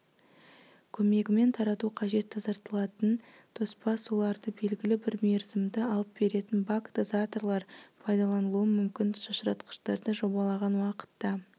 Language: Kazakh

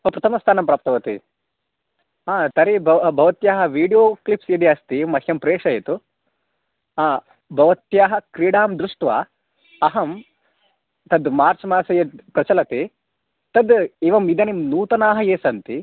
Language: Sanskrit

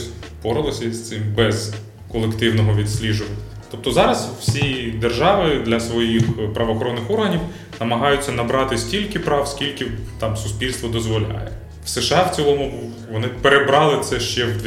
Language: Ukrainian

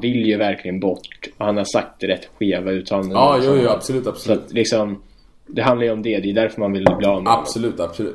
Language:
Swedish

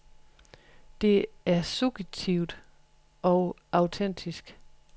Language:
Danish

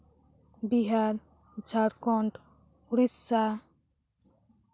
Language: Santali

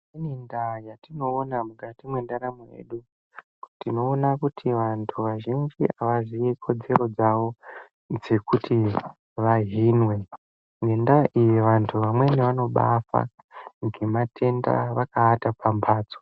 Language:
Ndau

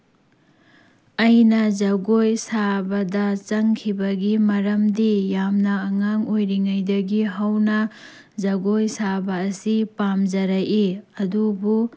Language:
Manipuri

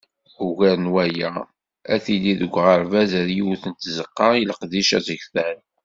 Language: Kabyle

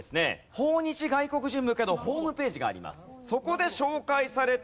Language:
Japanese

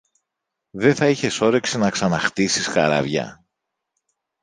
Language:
Greek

